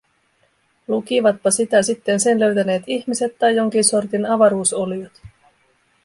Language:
Finnish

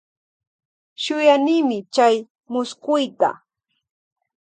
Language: Loja Highland Quichua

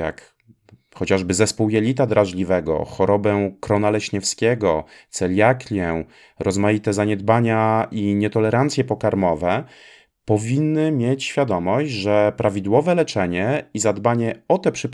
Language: Polish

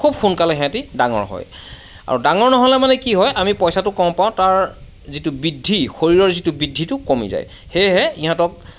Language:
Assamese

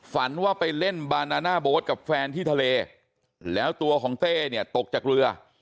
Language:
Thai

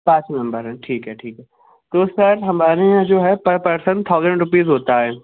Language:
Urdu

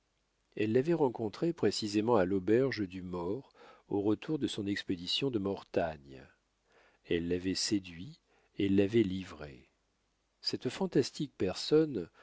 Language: French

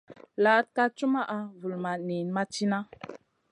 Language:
Masana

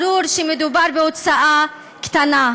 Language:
Hebrew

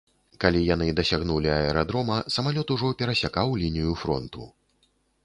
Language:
Belarusian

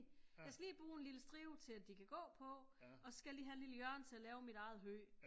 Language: Danish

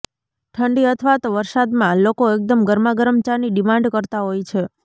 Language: Gujarati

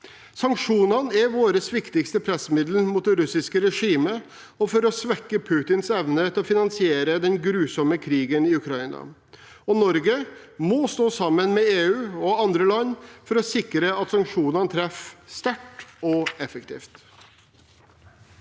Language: Norwegian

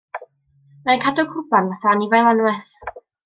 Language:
Welsh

